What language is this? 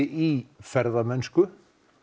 Icelandic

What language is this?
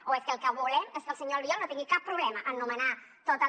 Catalan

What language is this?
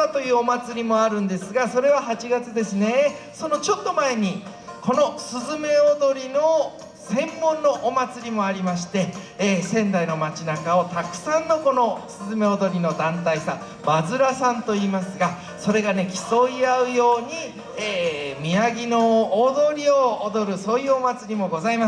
Japanese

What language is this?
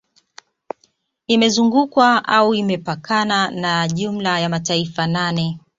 Swahili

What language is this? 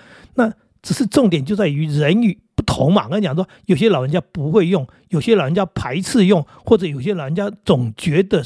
Chinese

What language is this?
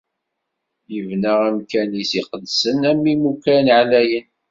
Kabyle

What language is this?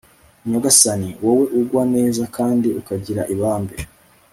Kinyarwanda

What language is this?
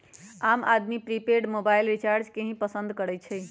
Magahi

